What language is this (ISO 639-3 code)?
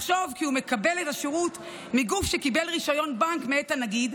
heb